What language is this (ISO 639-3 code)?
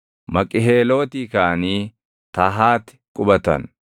orm